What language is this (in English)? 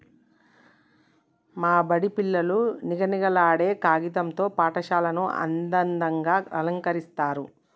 Telugu